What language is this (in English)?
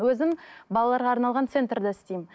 Kazakh